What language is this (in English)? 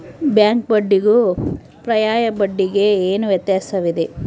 Kannada